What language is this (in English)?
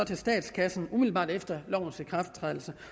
Danish